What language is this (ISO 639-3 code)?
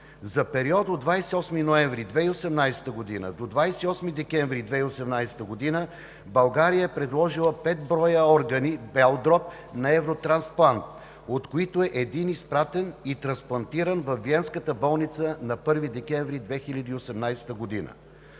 bul